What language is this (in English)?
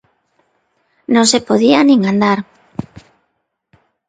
Galician